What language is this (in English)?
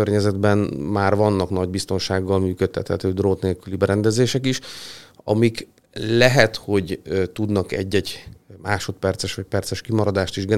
Hungarian